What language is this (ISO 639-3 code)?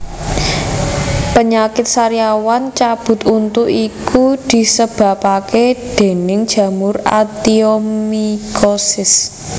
jav